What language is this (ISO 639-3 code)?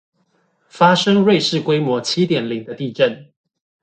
zho